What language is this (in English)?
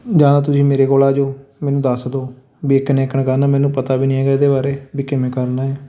Punjabi